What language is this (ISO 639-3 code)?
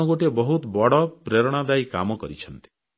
ori